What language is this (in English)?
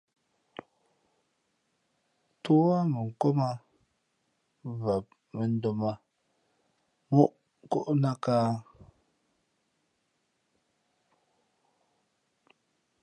Fe'fe'